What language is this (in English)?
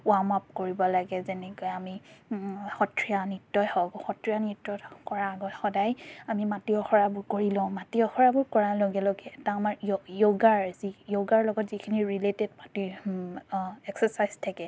Assamese